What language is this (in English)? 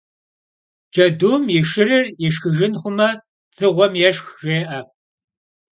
Kabardian